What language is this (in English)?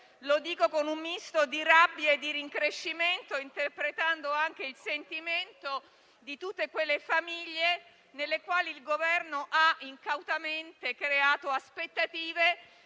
Italian